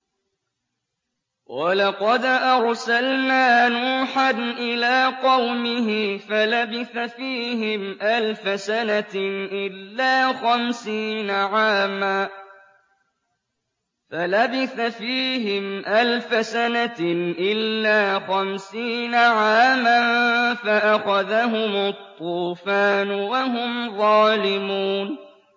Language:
Arabic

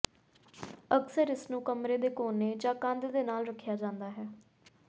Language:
Punjabi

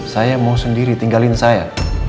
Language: Indonesian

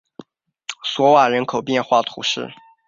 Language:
Chinese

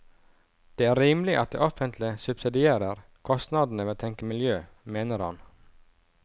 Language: Norwegian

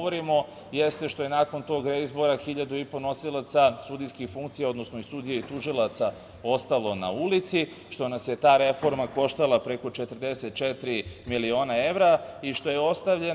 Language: Serbian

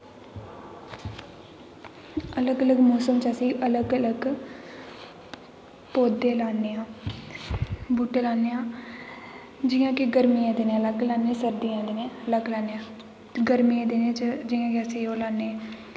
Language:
Dogri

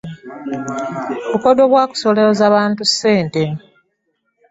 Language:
Ganda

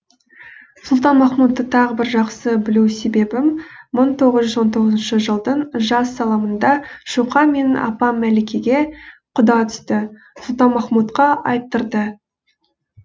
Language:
Kazakh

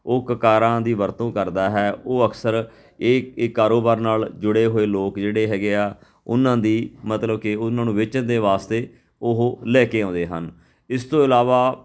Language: Punjabi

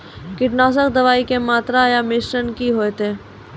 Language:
Maithili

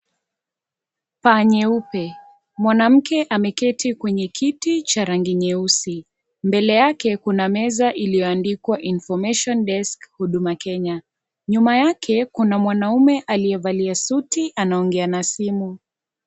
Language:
Swahili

